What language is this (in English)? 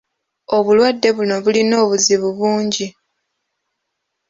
Ganda